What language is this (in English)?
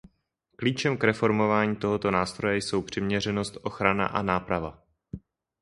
Czech